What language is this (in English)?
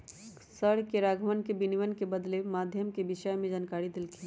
Magahi